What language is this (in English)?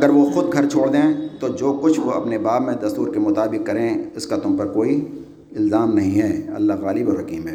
Urdu